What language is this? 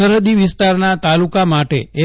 Gujarati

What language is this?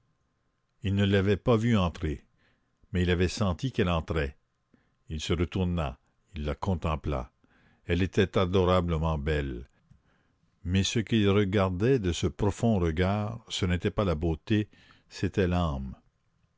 French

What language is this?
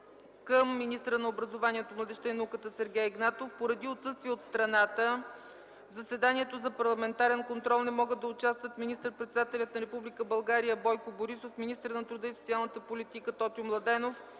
Bulgarian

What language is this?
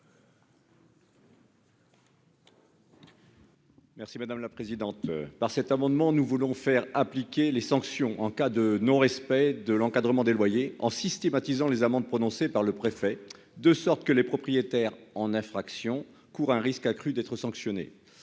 French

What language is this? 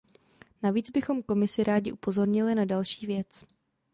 Czech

